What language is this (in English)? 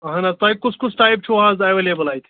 Kashmiri